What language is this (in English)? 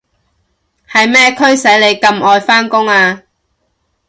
Cantonese